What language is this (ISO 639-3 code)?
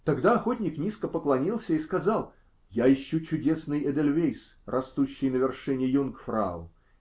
rus